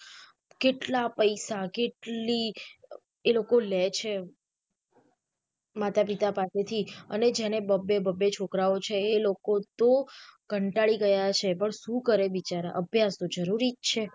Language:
Gujarati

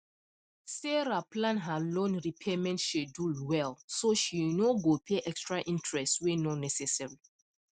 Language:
Nigerian Pidgin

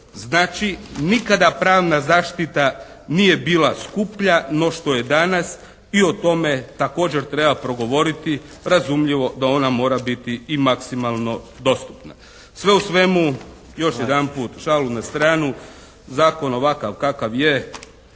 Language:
Croatian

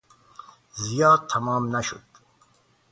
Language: Persian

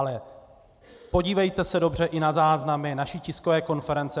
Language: Czech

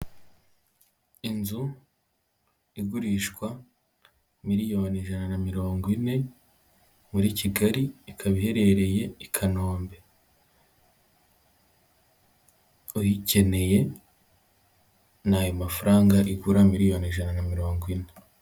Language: Kinyarwanda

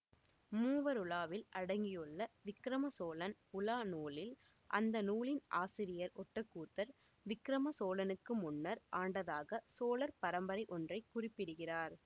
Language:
Tamil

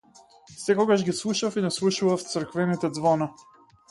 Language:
Macedonian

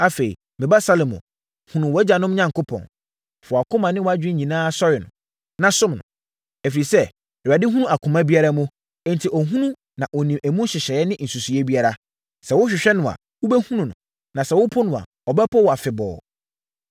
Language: Akan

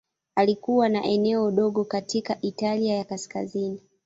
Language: Swahili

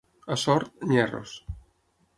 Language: Catalan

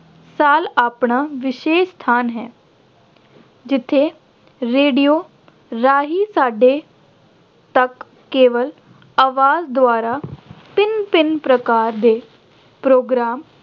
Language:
Punjabi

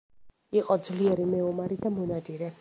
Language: Georgian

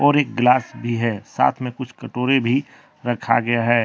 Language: Hindi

